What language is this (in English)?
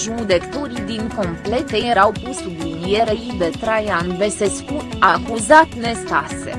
Romanian